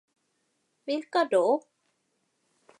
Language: Swedish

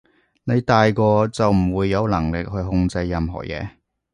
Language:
Cantonese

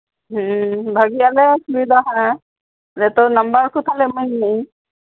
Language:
Santali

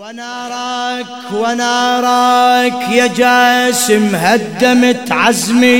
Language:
Arabic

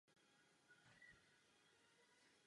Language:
Czech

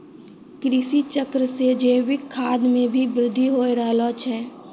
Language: Maithili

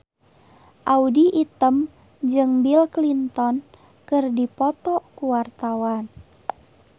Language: Sundanese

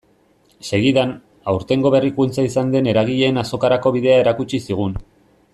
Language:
Basque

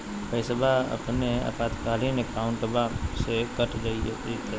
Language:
Magahi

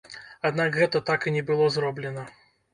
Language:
Belarusian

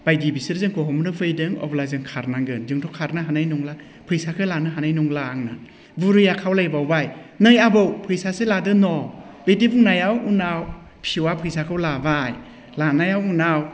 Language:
Bodo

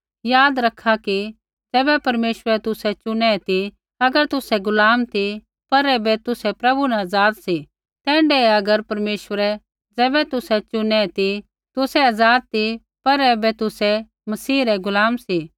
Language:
Kullu Pahari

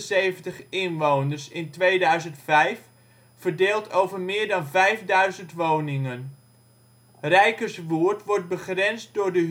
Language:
Dutch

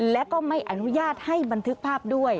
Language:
Thai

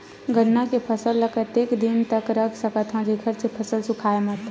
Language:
Chhattisgarhi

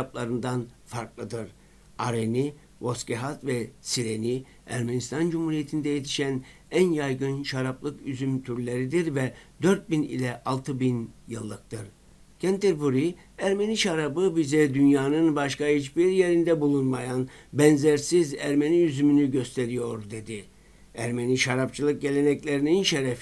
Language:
Turkish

